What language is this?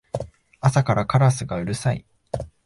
Japanese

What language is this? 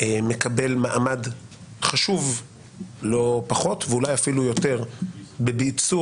Hebrew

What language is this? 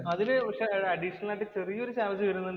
Malayalam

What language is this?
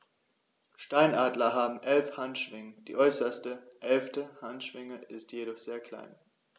German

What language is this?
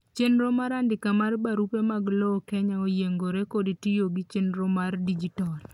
Luo (Kenya and Tanzania)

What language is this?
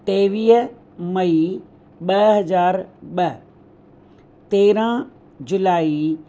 Sindhi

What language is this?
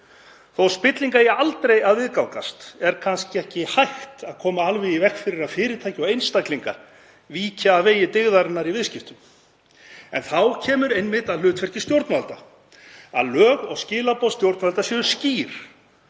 Icelandic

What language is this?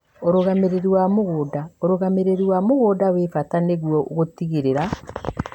Kikuyu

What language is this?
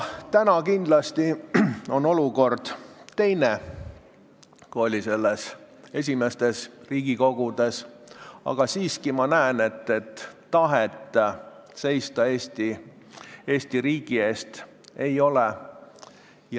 Estonian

